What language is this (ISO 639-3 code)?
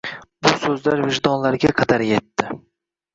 uzb